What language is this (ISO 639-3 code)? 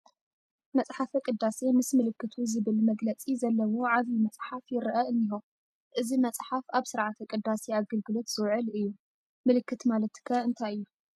tir